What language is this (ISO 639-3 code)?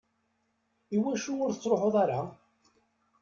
kab